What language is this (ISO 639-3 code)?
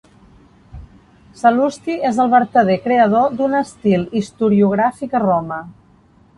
cat